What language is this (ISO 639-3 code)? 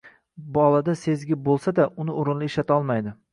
uzb